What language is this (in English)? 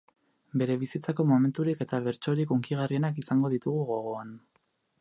Basque